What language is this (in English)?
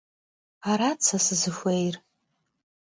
Kabardian